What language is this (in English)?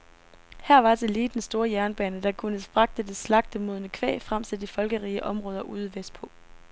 Danish